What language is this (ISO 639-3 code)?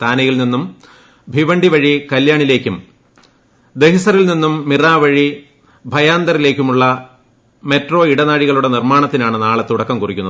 mal